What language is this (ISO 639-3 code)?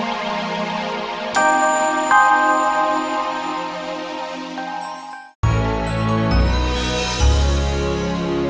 ind